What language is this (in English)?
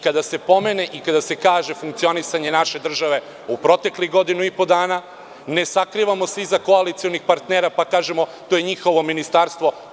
Serbian